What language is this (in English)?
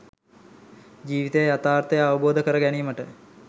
Sinhala